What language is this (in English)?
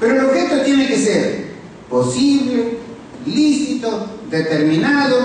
Spanish